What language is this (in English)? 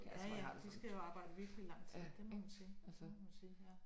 Danish